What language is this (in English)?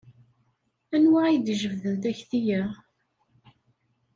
Kabyle